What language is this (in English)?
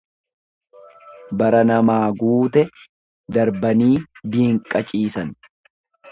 Oromo